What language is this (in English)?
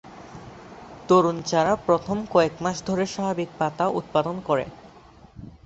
Bangla